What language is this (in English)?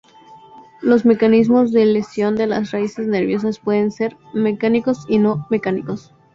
Spanish